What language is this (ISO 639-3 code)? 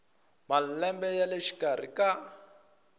tso